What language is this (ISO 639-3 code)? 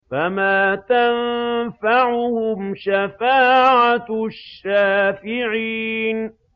ara